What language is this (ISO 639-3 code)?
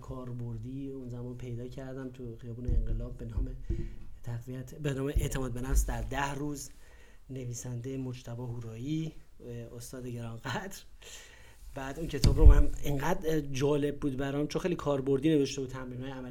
fas